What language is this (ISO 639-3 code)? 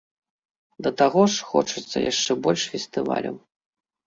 bel